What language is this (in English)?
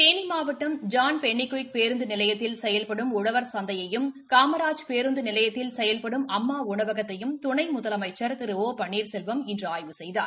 Tamil